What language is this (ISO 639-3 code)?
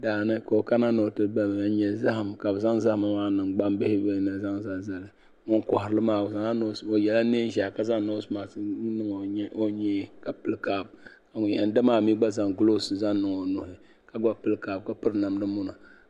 dag